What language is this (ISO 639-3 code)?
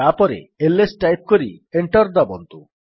ori